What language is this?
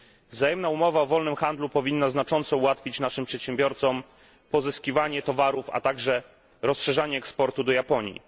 Polish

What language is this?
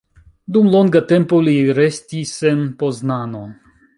Esperanto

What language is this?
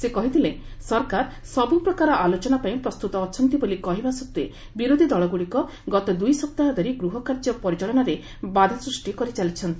Odia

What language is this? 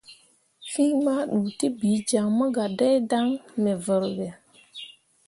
Mundang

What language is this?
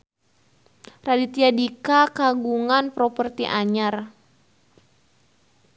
Sundanese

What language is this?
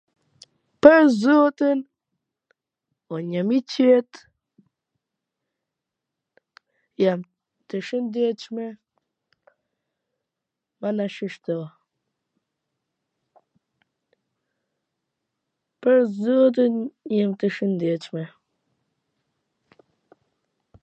Gheg Albanian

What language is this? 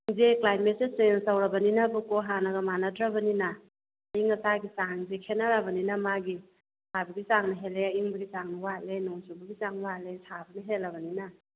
Manipuri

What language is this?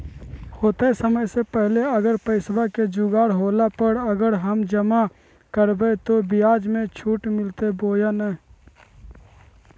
Magahi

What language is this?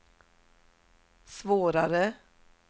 Swedish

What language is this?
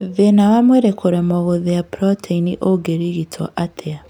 Kikuyu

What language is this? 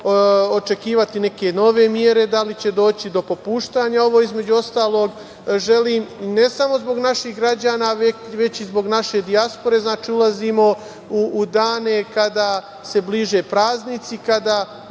Serbian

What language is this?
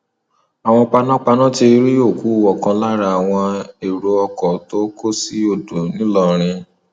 Yoruba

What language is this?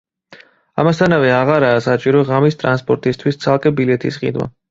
Georgian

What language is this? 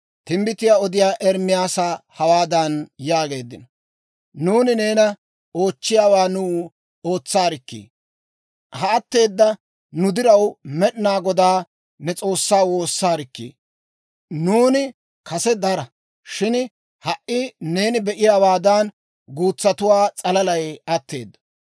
Dawro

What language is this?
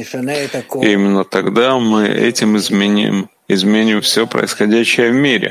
Russian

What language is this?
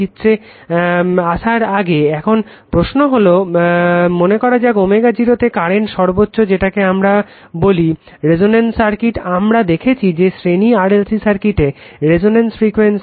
Bangla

